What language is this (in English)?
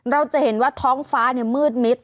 Thai